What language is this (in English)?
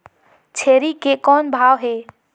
Chhattisgarhi